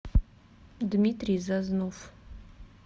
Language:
Russian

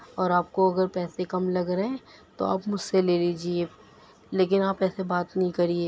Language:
Urdu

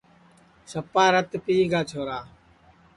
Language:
Sansi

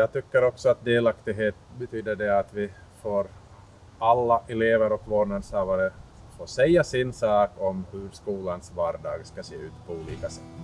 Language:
Swedish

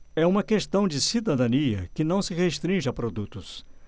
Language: Portuguese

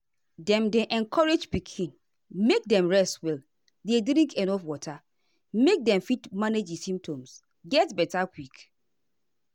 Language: Nigerian Pidgin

